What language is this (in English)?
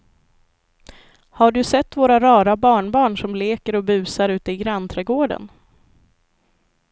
Swedish